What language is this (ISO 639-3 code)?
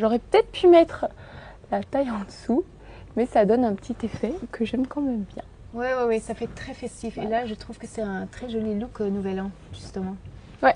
fra